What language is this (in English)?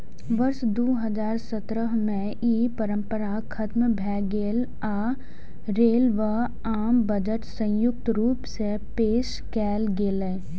Maithili